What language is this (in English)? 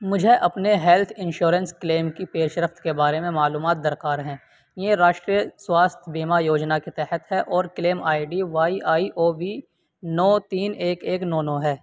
Urdu